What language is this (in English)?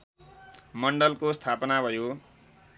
Nepali